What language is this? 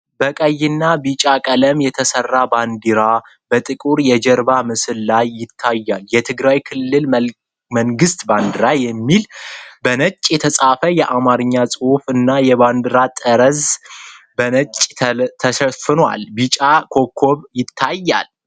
Amharic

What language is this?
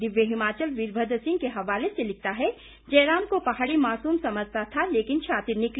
Hindi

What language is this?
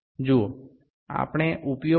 Bangla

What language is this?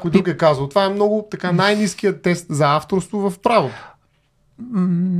Bulgarian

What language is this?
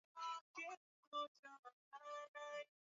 Swahili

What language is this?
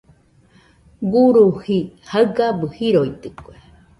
Nüpode Huitoto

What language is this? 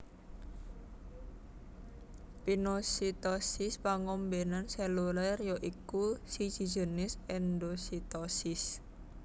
Javanese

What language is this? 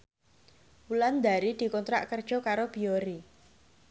Javanese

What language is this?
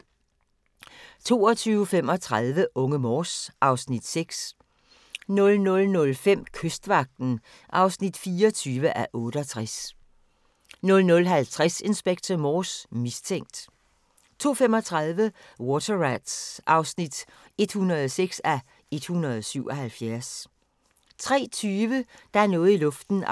Danish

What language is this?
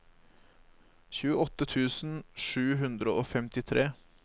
Norwegian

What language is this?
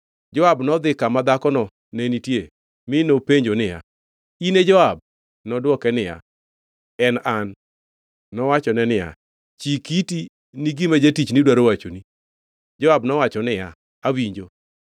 Luo (Kenya and Tanzania)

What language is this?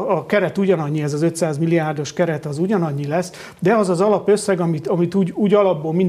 Hungarian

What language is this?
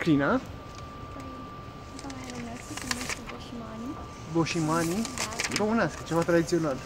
Romanian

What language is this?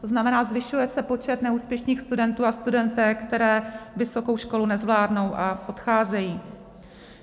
Czech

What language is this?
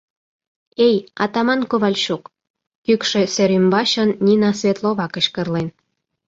Mari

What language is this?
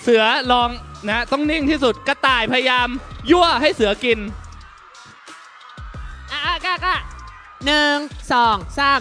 Thai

